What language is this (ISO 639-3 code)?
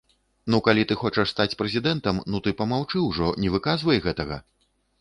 bel